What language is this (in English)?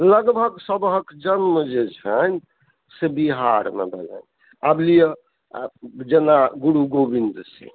Maithili